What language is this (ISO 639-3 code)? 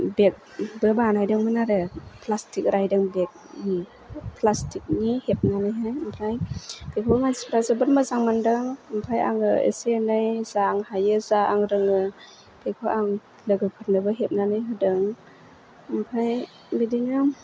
brx